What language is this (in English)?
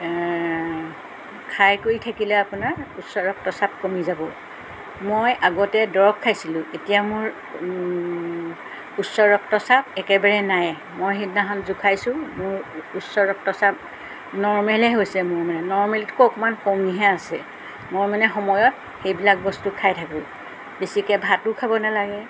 Assamese